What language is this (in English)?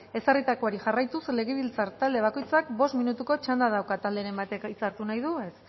Basque